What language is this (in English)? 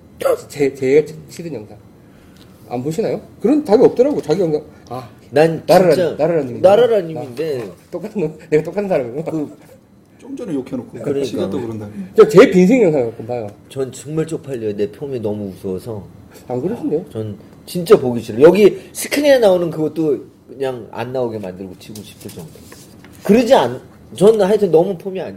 Korean